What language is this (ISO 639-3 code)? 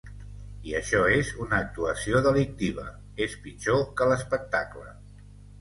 cat